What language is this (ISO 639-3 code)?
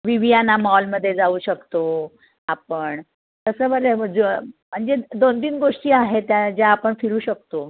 mar